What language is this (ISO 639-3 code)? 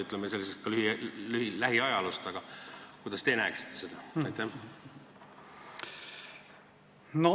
est